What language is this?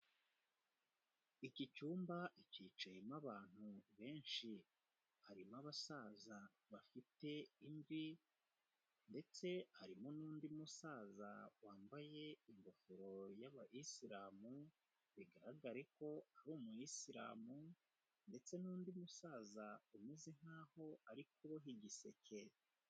Kinyarwanda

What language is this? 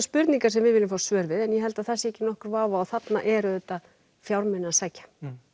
Icelandic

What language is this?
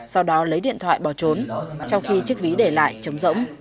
Vietnamese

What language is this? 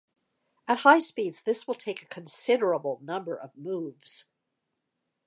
English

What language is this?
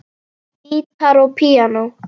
Icelandic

